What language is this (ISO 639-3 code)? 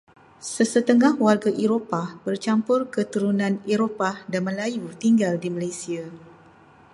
msa